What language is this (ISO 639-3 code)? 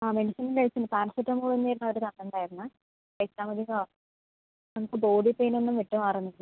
mal